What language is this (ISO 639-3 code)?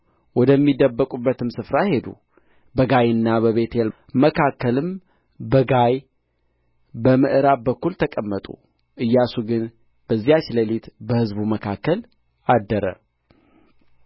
amh